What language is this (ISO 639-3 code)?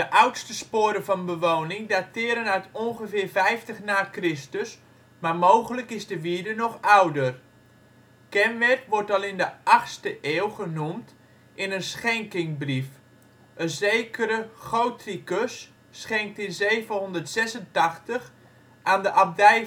nld